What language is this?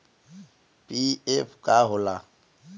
Bhojpuri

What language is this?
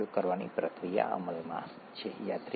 Gujarati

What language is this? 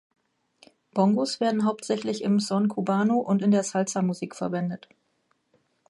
German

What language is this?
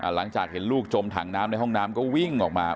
Thai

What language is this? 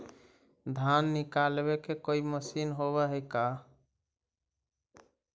Magahi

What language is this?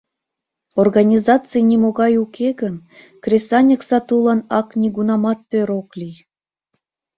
Mari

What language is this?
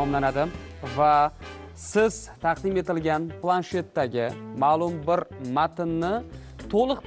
Turkish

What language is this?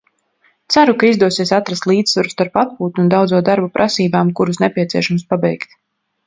Latvian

